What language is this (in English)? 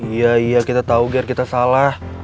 Indonesian